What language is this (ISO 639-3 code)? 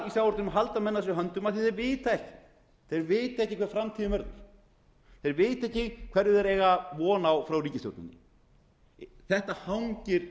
isl